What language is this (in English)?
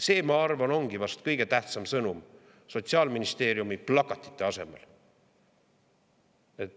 Estonian